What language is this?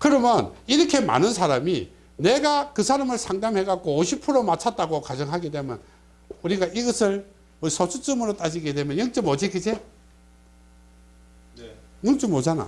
Korean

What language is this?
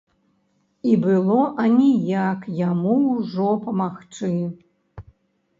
Belarusian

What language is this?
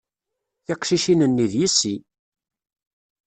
Kabyle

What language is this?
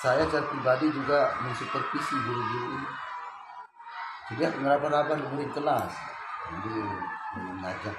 Indonesian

